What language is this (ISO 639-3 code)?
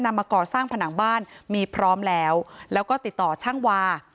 tha